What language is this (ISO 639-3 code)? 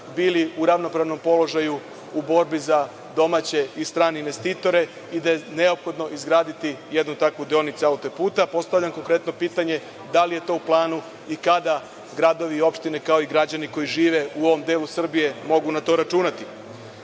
srp